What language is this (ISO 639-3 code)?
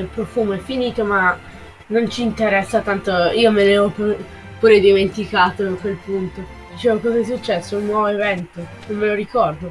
ita